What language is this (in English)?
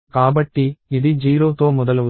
Telugu